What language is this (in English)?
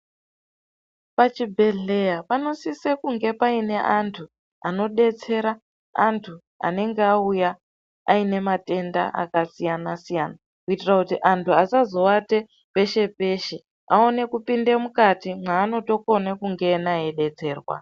Ndau